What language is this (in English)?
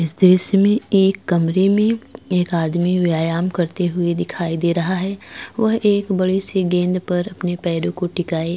Hindi